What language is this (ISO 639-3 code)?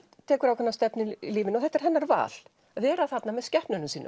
isl